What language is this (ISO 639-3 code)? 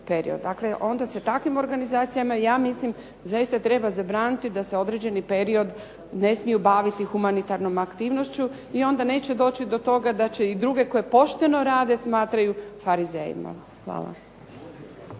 hrv